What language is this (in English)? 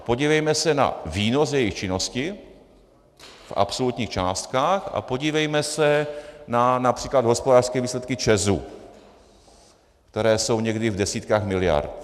Czech